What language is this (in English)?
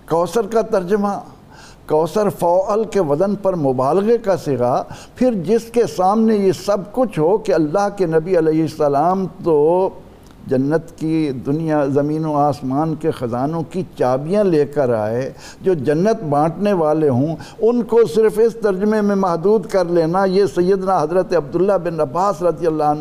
Urdu